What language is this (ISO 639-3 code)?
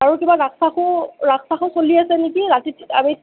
asm